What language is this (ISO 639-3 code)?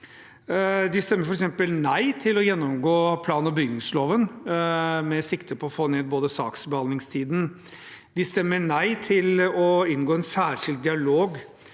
nor